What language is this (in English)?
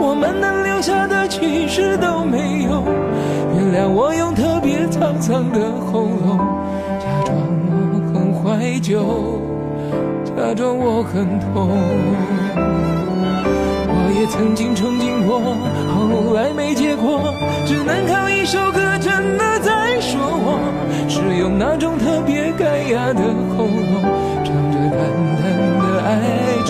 Chinese